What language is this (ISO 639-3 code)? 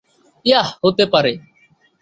ben